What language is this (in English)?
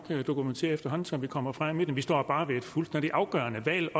Danish